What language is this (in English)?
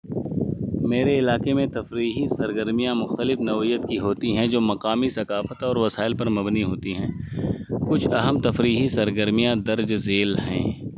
Urdu